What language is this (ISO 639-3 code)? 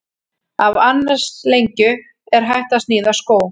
isl